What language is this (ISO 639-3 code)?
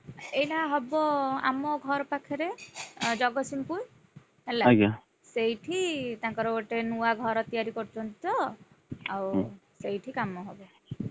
ori